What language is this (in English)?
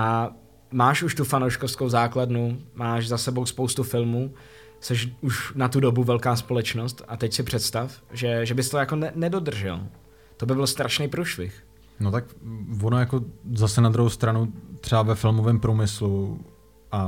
Czech